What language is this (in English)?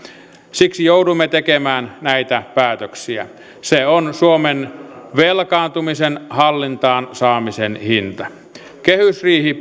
Finnish